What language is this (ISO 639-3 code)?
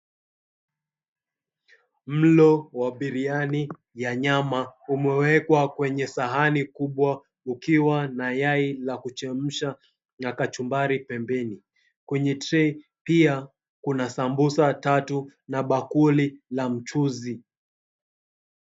swa